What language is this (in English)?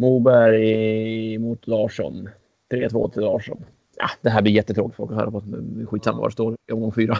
Swedish